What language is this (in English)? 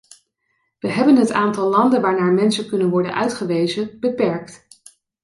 Dutch